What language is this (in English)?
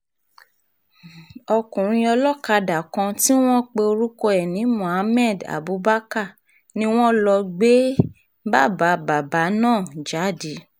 Yoruba